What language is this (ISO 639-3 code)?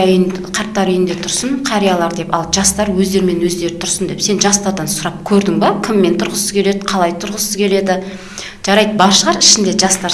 kaz